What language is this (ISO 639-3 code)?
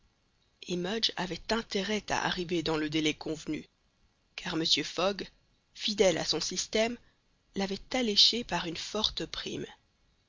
fra